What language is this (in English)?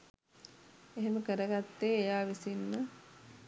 Sinhala